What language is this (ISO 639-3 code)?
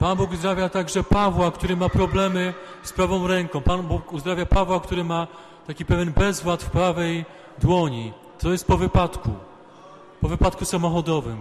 pol